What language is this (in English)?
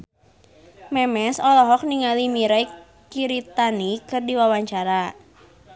Sundanese